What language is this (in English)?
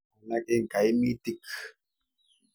Kalenjin